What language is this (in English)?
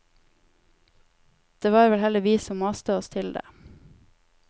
Norwegian